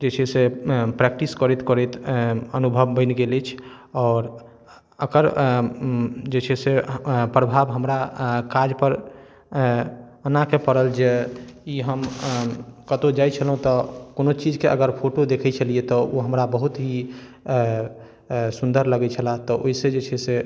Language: Maithili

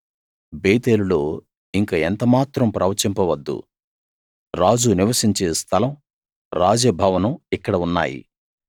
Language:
Telugu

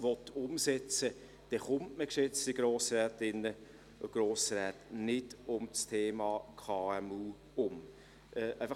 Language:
Swiss German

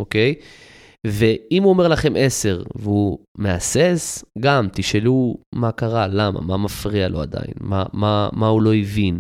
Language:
Hebrew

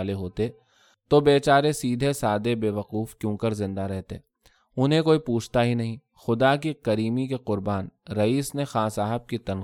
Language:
Urdu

